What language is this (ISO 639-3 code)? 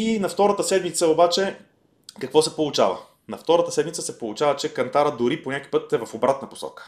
bul